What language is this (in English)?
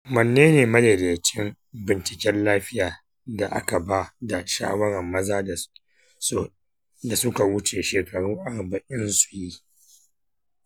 Hausa